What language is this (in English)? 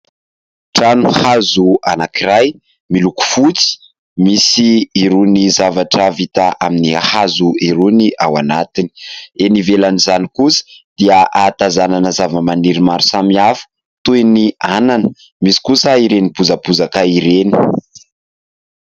Malagasy